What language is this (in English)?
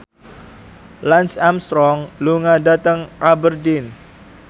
Javanese